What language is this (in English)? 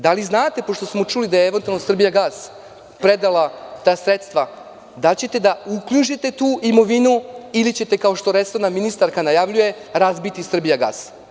Serbian